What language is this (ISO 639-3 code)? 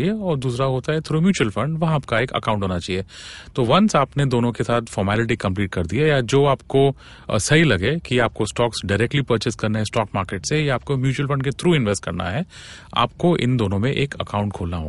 hin